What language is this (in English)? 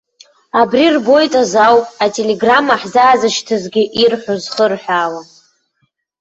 Abkhazian